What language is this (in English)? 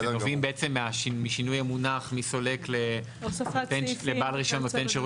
Hebrew